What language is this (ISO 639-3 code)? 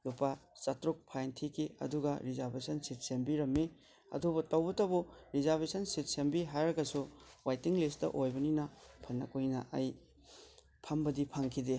mni